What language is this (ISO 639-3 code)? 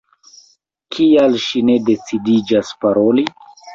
epo